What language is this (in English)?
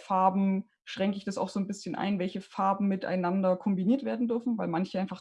German